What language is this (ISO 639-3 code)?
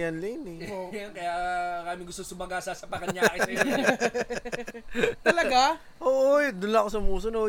fil